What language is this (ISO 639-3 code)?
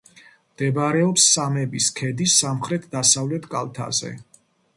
kat